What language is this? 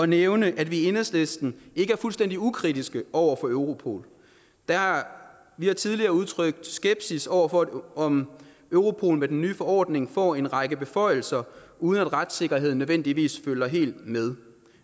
Danish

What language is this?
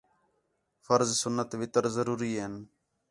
Khetrani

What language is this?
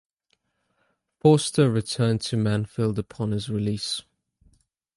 English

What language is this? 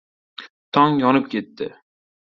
Uzbek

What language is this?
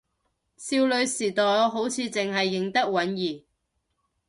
Cantonese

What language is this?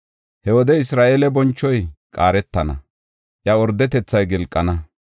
Gofa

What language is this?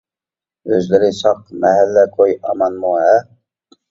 Uyghur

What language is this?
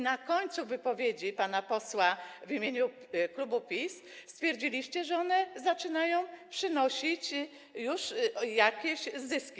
Polish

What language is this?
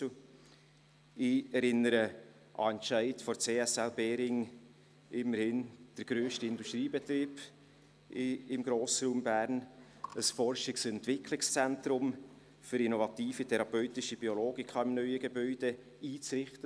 Swiss German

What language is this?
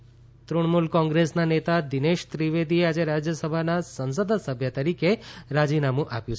Gujarati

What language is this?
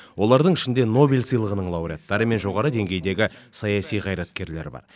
Kazakh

